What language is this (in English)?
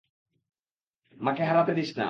Bangla